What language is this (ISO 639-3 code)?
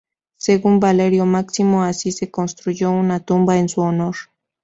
spa